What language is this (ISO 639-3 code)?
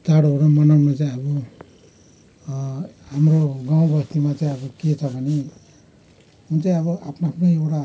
nep